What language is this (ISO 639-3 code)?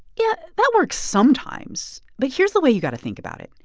eng